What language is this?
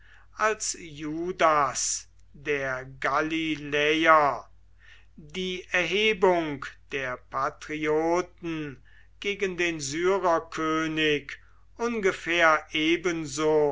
German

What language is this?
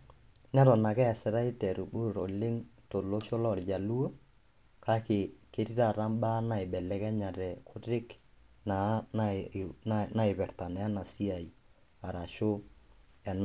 Masai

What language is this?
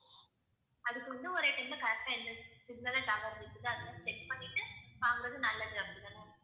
Tamil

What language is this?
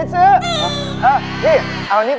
Thai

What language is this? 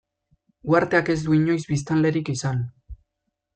Basque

